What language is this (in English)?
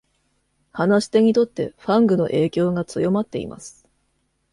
Japanese